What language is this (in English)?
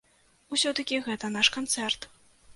Belarusian